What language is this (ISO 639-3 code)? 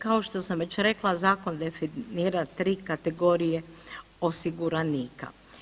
hrv